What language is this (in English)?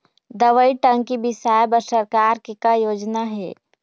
Chhattisgarhi